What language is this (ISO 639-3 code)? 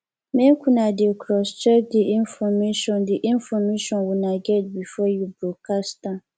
pcm